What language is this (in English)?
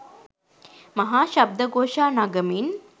Sinhala